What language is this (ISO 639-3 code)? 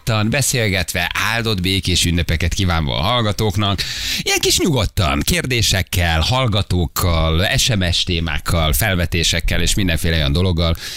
hun